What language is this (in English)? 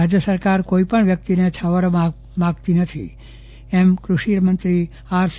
Gujarati